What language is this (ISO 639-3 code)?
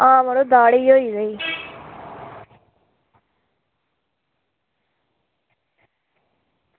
doi